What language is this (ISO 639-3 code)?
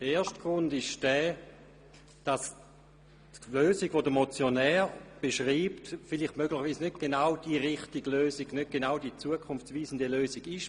gsw